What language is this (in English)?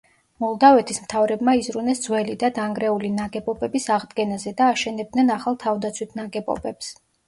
Georgian